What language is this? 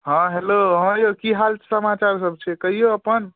Maithili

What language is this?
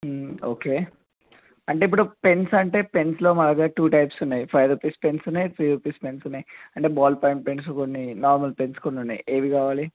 Telugu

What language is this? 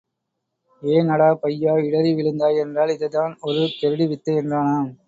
Tamil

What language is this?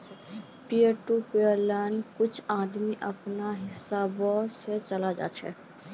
Magahi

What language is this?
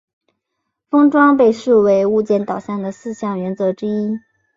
Chinese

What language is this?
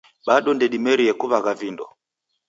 Taita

